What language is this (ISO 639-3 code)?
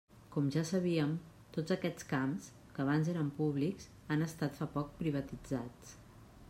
cat